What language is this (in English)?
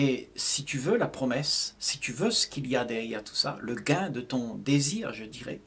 French